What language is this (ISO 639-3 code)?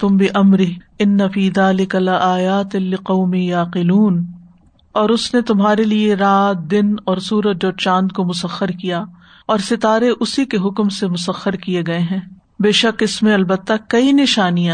urd